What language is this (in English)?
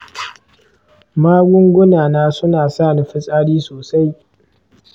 Hausa